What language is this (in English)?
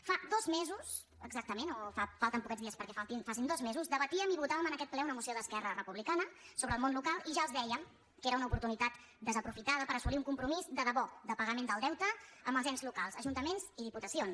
Catalan